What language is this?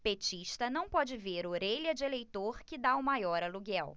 Portuguese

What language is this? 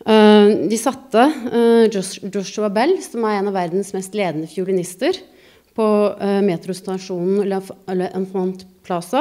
Norwegian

